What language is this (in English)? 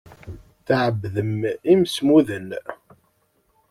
Kabyle